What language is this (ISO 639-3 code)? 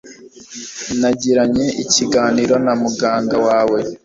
kin